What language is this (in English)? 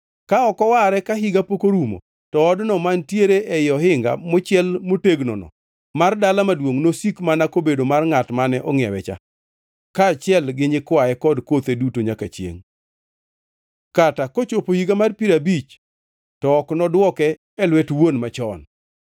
Luo (Kenya and Tanzania)